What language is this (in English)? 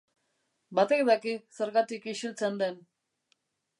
Basque